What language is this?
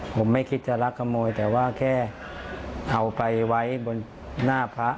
Thai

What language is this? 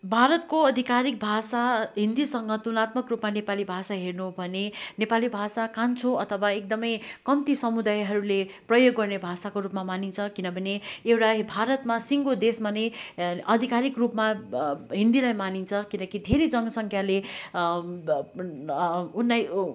Nepali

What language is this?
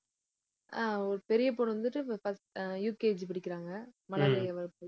Tamil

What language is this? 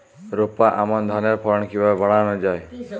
Bangla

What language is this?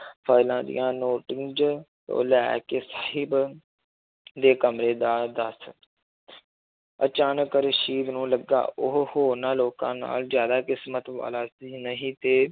Punjabi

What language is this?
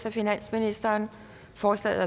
Danish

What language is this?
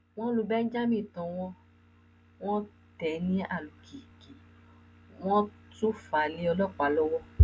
Yoruba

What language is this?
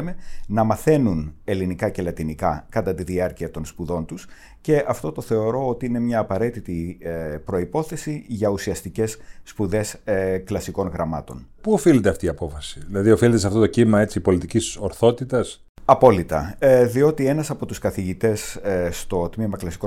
Greek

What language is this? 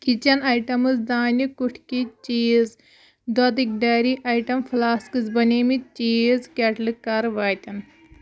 Kashmiri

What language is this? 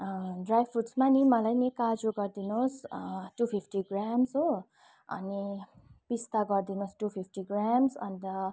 Nepali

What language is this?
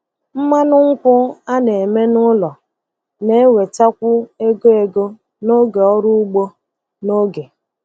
Igbo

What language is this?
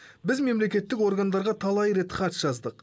Kazakh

